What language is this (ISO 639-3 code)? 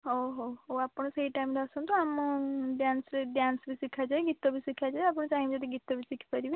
ori